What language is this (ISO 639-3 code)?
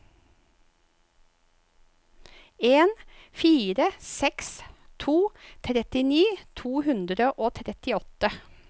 nor